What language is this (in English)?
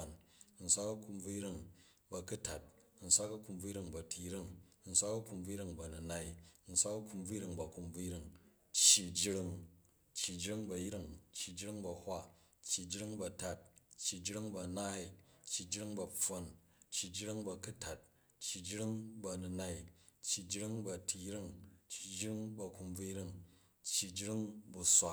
Jju